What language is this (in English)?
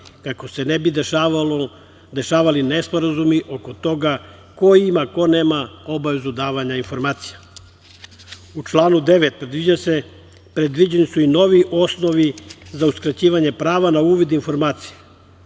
Serbian